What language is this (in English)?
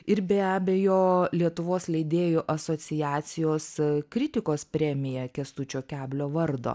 Lithuanian